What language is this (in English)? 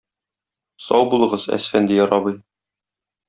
Tatar